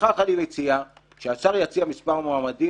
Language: Hebrew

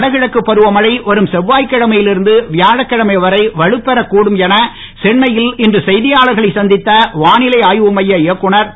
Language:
Tamil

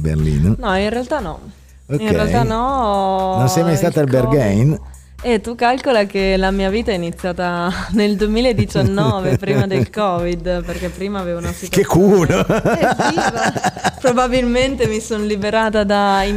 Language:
Italian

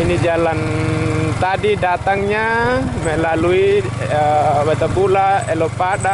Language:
Indonesian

